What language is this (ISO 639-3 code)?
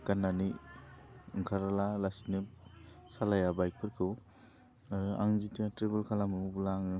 brx